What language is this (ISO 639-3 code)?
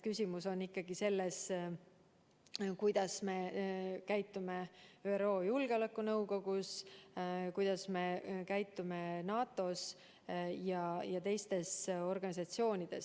est